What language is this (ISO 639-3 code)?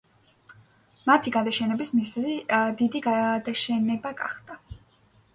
kat